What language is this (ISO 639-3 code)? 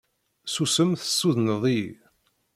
kab